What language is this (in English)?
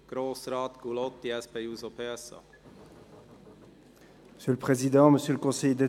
Swiss German